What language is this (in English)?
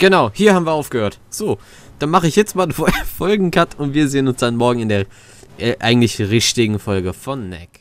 German